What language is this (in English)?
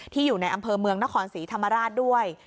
Thai